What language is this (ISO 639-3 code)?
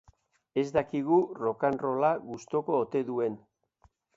eus